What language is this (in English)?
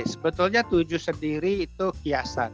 Indonesian